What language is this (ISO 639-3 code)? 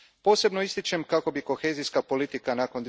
hrv